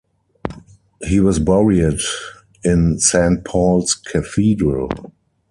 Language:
English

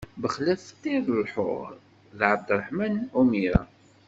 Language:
Kabyle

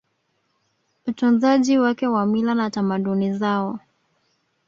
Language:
Swahili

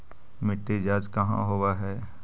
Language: Magahi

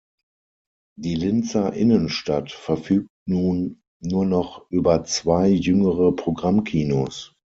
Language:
German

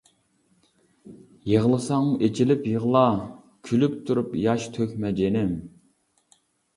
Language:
Uyghur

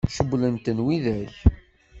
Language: Kabyle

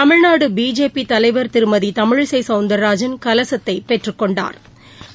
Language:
Tamil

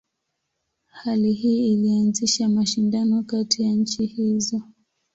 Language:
Swahili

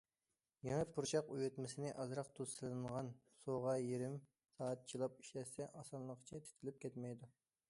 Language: Uyghur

